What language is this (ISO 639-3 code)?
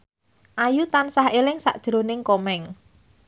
jav